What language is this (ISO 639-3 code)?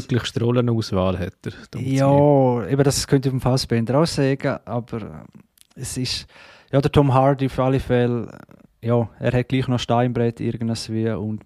deu